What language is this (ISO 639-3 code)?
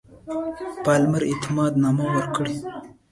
pus